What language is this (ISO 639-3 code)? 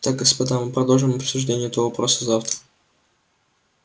rus